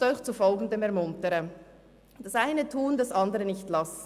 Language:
Swiss German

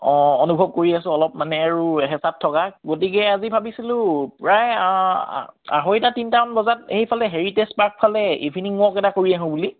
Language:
Assamese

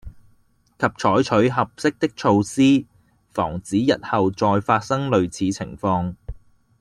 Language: Cantonese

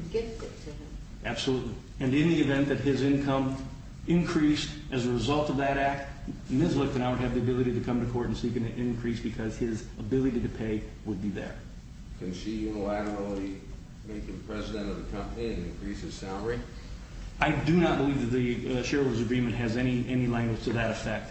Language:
English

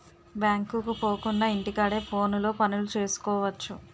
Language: Telugu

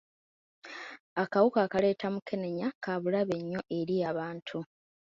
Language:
Ganda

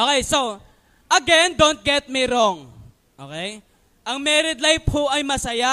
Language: Filipino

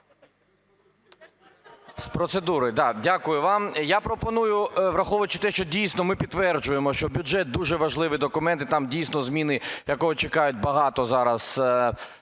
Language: Ukrainian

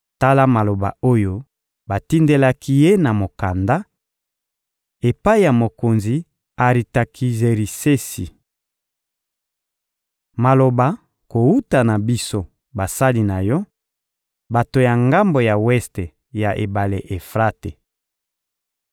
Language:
Lingala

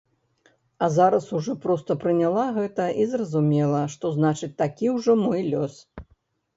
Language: Belarusian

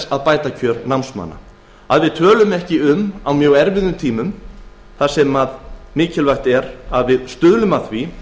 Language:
Icelandic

